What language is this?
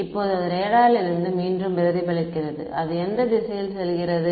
Tamil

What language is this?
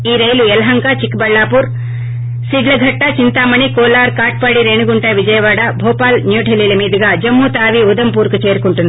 Telugu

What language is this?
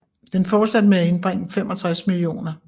Danish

